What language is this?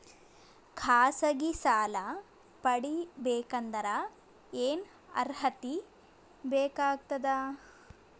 Kannada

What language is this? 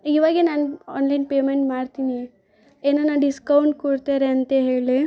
Kannada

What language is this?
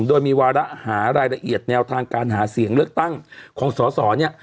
Thai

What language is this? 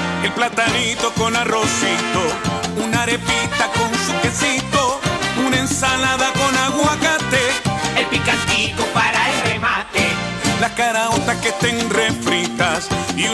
Spanish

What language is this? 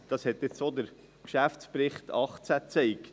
Swiss German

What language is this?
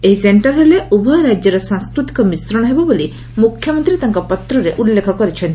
Odia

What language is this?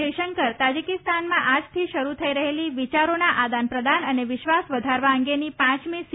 Gujarati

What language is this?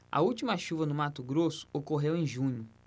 Portuguese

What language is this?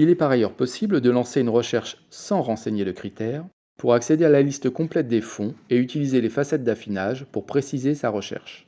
French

